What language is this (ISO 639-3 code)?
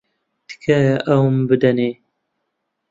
ckb